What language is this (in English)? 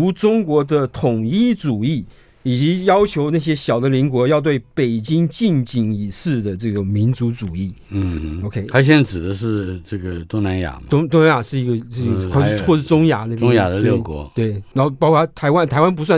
Chinese